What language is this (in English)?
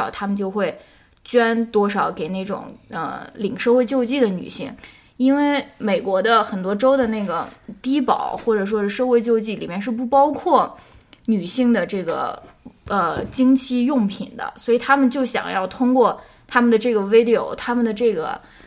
Chinese